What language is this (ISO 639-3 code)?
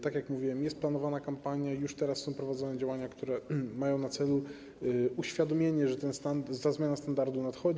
pol